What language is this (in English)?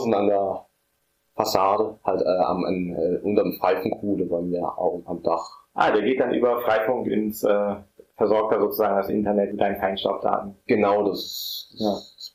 German